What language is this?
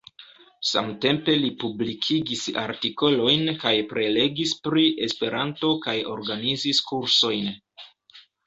Esperanto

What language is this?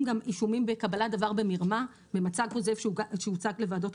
Hebrew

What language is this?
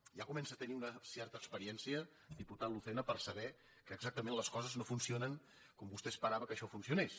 Catalan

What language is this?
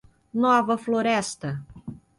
Portuguese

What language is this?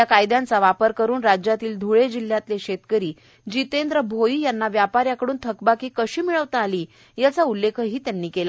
Marathi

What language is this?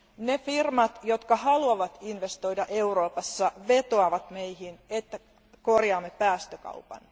Finnish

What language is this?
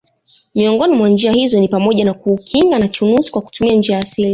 Swahili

